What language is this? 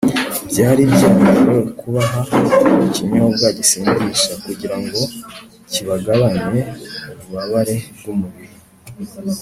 Kinyarwanda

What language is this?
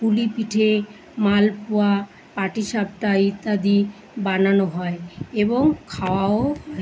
Bangla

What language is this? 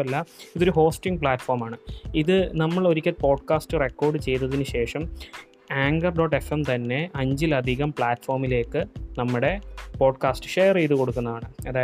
Malayalam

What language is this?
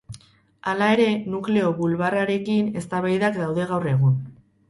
Basque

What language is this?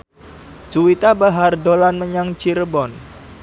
Javanese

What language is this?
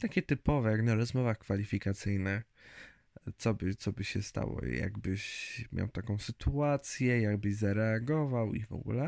Polish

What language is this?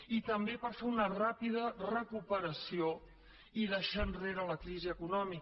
Catalan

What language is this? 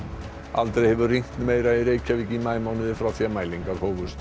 Icelandic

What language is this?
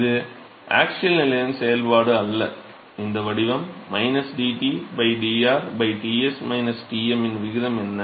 Tamil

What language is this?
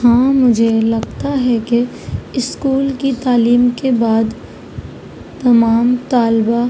Urdu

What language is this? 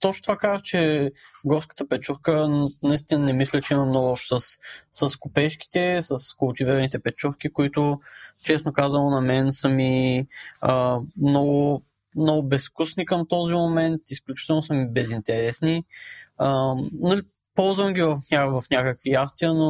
Bulgarian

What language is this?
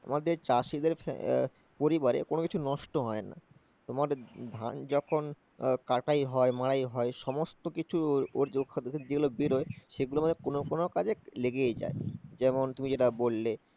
Bangla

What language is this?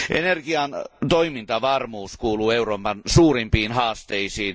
Finnish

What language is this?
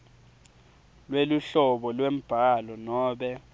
Swati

